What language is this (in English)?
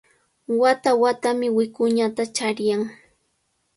Cajatambo North Lima Quechua